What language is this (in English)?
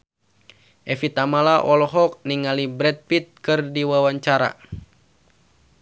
Sundanese